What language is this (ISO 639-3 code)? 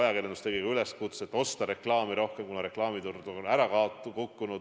est